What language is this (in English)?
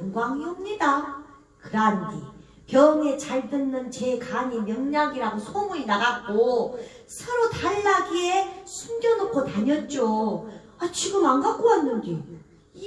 Korean